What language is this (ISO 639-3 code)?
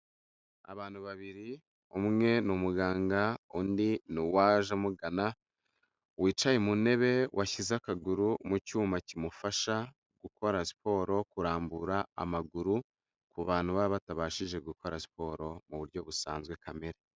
kin